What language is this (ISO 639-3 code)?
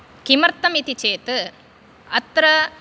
san